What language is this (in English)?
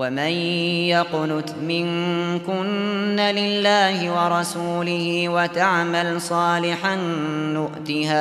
Arabic